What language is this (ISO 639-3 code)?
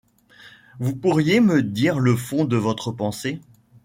fra